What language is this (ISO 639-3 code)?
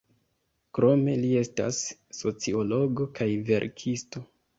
epo